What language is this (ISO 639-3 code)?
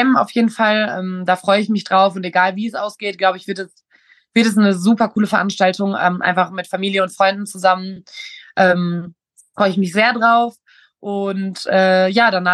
deu